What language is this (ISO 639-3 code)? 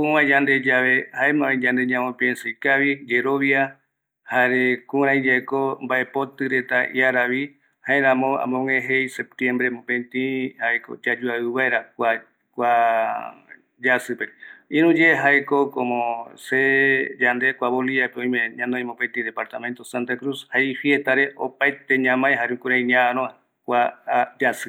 gui